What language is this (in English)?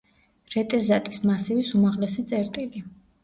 Georgian